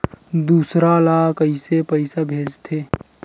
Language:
Chhattisgarhi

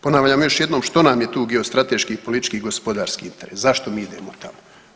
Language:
Croatian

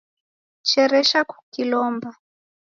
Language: Taita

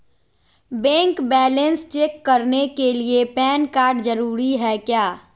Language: Magahi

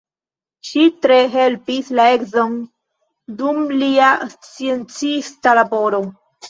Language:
Esperanto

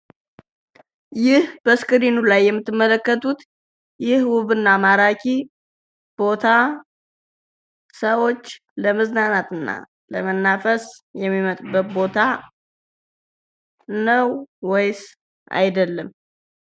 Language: Amharic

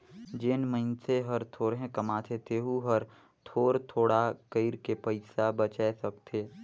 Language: Chhattisgarhi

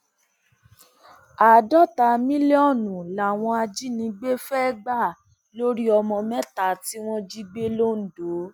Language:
Yoruba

